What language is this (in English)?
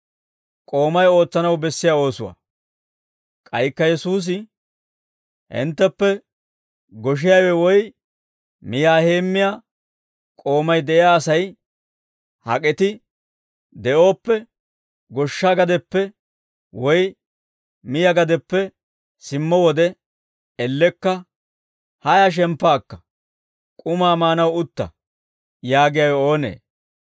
Dawro